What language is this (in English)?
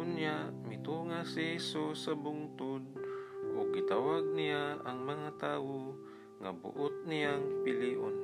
Filipino